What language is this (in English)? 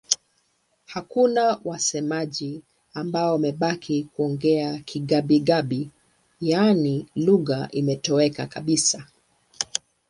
Swahili